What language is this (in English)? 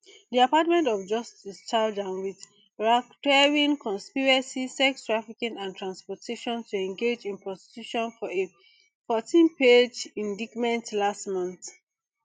Nigerian Pidgin